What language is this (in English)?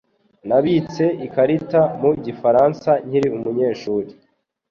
Kinyarwanda